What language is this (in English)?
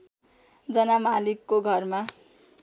Nepali